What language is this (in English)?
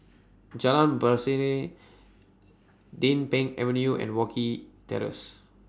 English